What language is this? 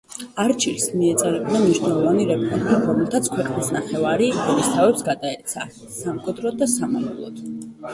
Georgian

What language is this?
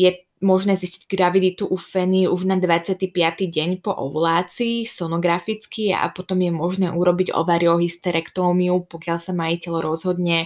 Slovak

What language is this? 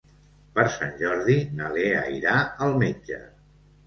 Catalan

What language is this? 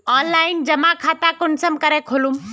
Magahi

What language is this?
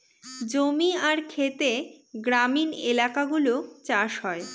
Bangla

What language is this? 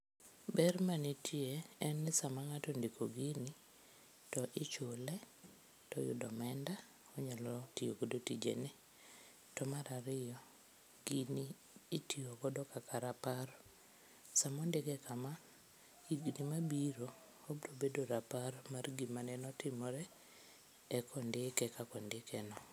Luo (Kenya and Tanzania)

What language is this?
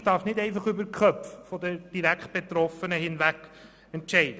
Swiss German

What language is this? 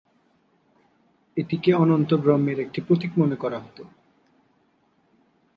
Bangla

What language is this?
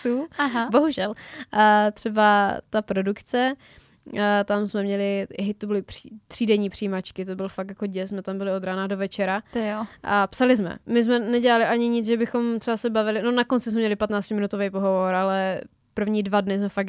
Czech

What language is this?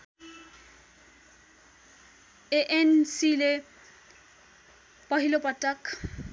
Nepali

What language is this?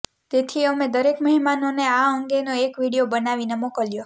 Gujarati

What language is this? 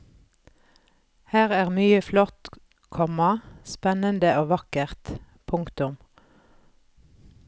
Norwegian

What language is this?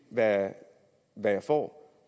Danish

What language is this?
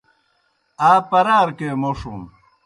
Kohistani Shina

